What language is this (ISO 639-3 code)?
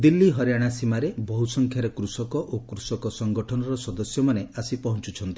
ori